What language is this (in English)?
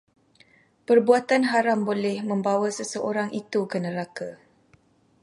Malay